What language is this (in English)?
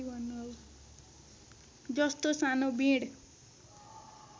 Nepali